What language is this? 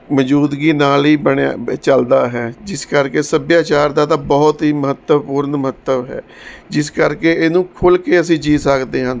Punjabi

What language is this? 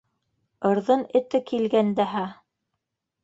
Bashkir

